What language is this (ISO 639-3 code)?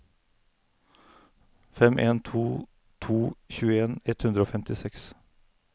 nor